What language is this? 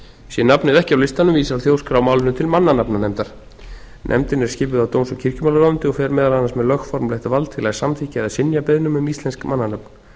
Icelandic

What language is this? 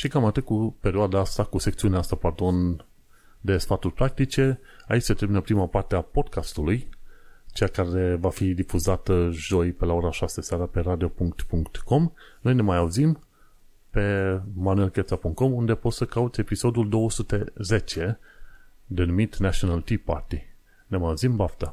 Romanian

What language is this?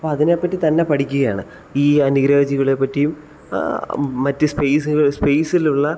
Malayalam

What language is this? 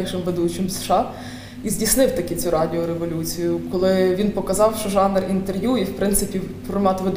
Ukrainian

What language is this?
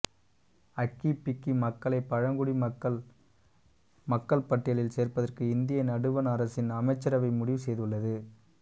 Tamil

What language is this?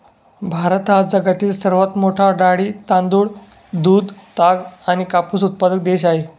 Marathi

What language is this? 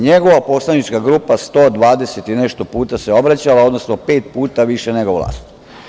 Serbian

